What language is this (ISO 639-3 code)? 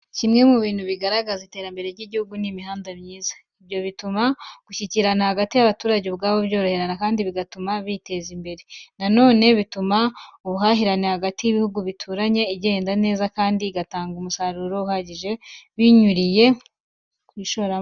kin